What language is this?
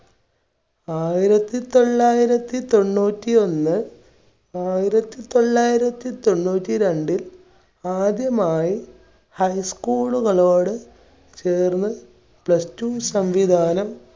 Malayalam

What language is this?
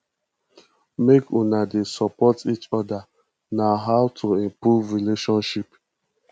Nigerian Pidgin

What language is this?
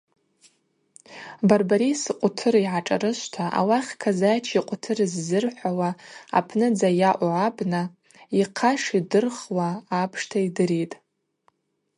Abaza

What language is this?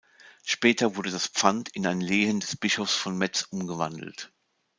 German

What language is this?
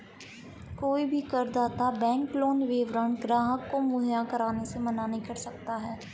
Hindi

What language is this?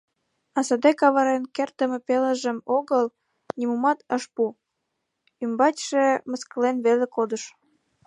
Mari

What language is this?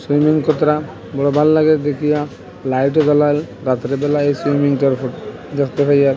Bangla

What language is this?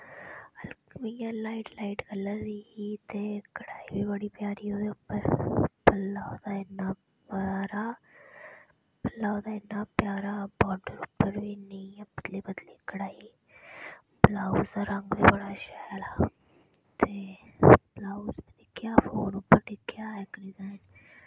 Dogri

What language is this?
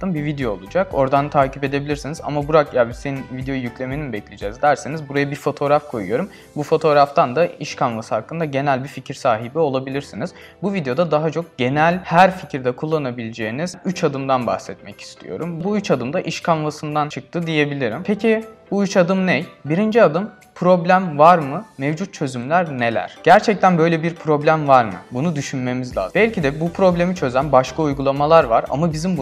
Turkish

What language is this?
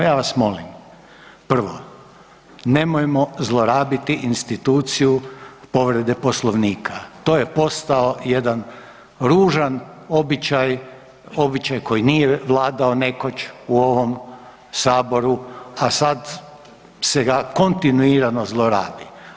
Croatian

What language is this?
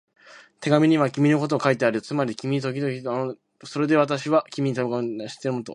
Japanese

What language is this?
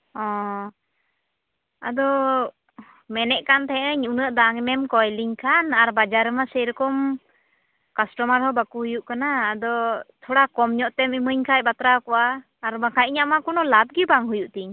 Santali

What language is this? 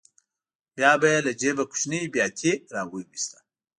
Pashto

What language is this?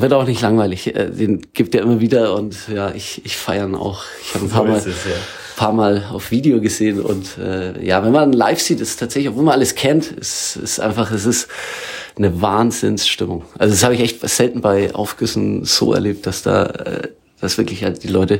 German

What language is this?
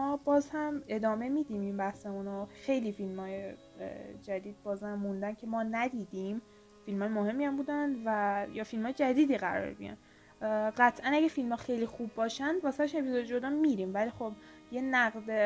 Persian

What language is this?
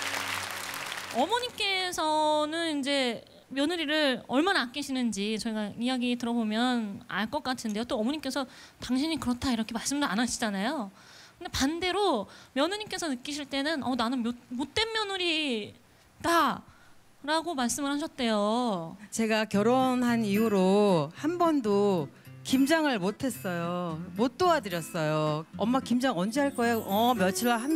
Korean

